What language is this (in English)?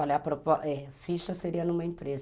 Portuguese